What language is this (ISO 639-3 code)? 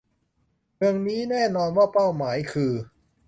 tha